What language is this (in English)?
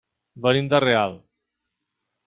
Catalan